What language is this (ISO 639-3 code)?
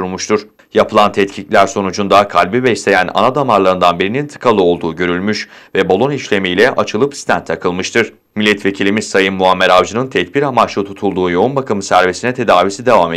tur